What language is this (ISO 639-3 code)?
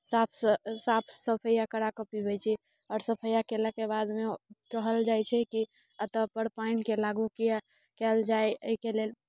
mai